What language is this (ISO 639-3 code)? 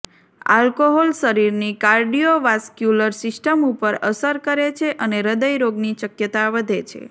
guj